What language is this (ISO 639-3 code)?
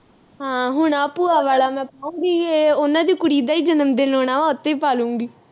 pan